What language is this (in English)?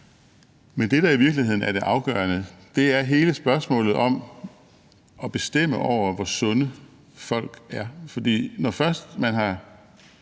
Danish